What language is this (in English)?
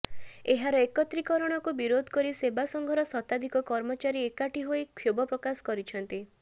Odia